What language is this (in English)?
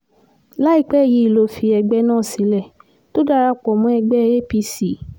Yoruba